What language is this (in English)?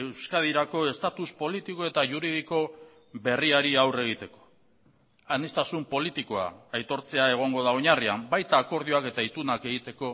Basque